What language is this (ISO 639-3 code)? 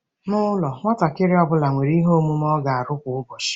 ibo